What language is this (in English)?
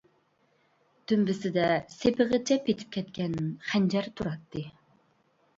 Uyghur